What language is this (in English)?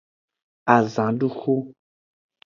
Aja (Benin)